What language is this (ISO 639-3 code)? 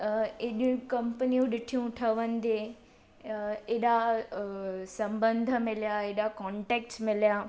snd